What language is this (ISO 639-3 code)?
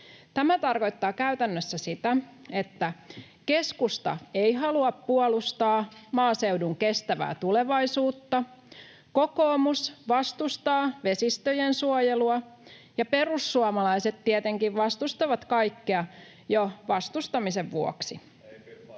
fin